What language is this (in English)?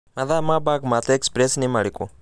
Kikuyu